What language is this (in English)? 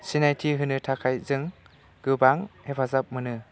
Bodo